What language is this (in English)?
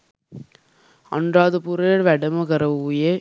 Sinhala